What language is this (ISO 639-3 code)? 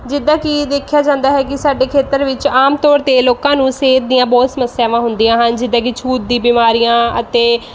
pan